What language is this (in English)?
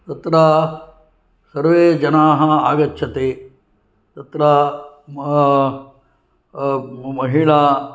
Sanskrit